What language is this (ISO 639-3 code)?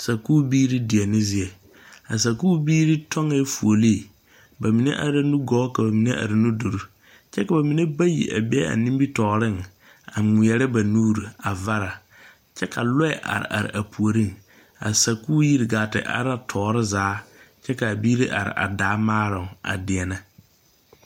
dga